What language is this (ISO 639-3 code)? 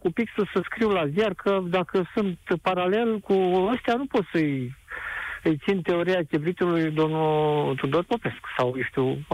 ron